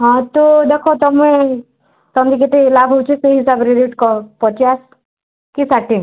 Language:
Odia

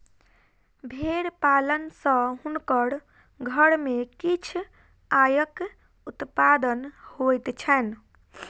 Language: Maithili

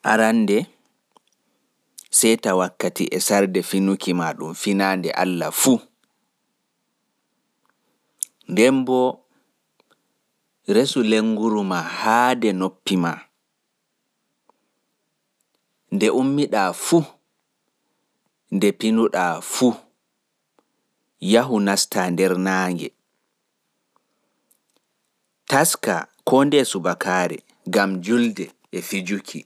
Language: Pular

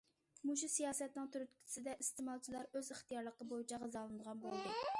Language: Uyghur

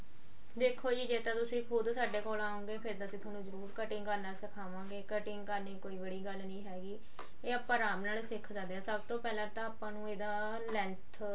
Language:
Punjabi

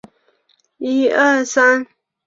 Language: Chinese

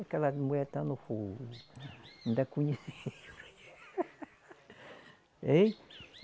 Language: Portuguese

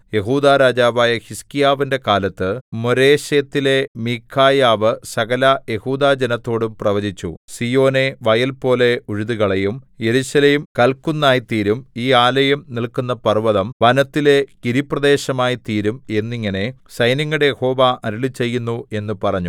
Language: Malayalam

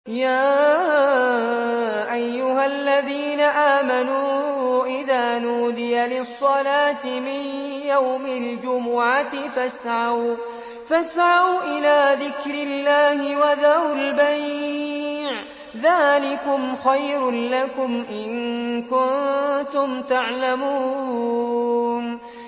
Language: Arabic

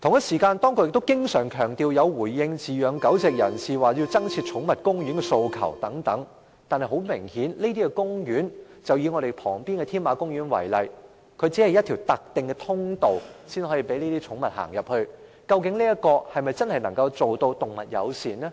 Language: Cantonese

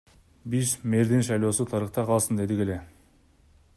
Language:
Kyrgyz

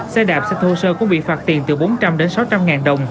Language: Vietnamese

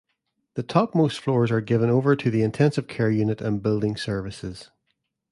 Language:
English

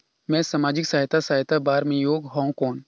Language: Chhattisgarhi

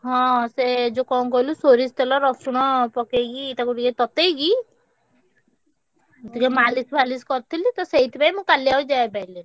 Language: Odia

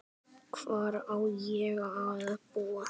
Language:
Icelandic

